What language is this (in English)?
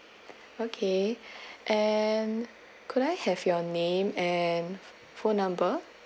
English